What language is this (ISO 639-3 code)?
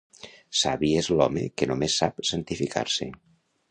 cat